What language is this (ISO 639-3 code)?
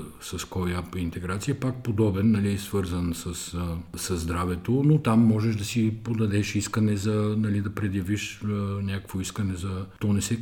bul